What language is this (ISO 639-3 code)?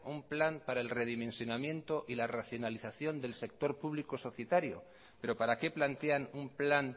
spa